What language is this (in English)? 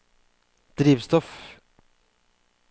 Norwegian